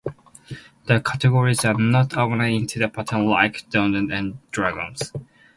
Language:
English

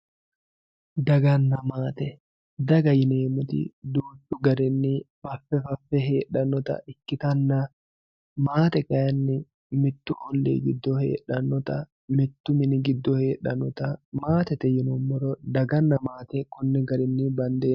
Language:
Sidamo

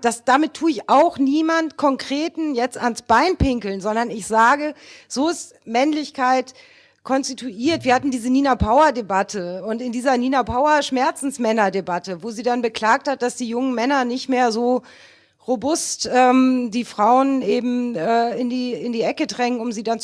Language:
German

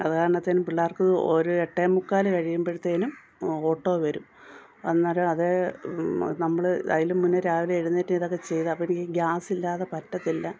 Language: Malayalam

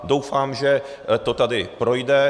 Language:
Czech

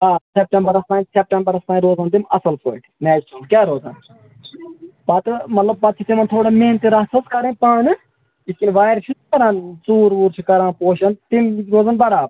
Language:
Kashmiri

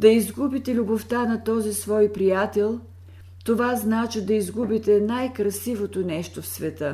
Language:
Bulgarian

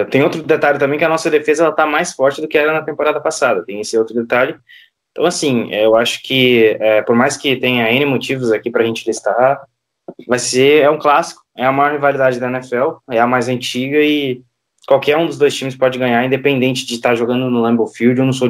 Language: Portuguese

